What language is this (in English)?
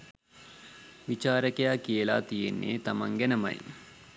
Sinhala